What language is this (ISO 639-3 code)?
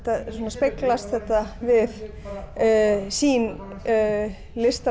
isl